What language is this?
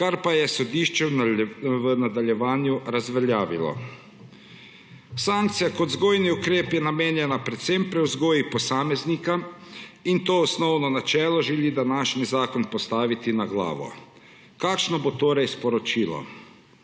Slovenian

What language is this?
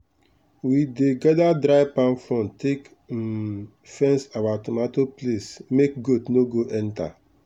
Nigerian Pidgin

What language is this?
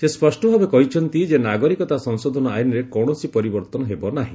Odia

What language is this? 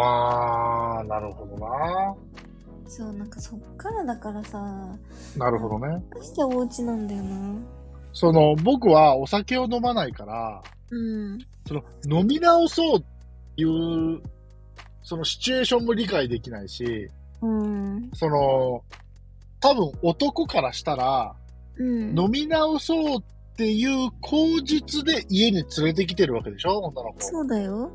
Japanese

